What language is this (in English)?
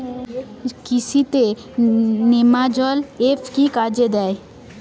Bangla